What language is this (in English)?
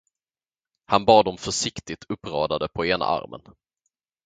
Swedish